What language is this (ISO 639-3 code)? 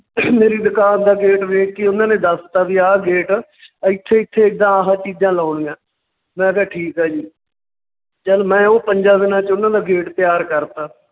pan